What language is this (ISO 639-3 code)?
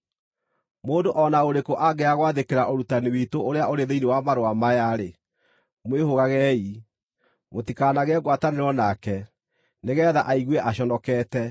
kik